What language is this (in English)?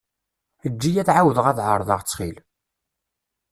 Kabyle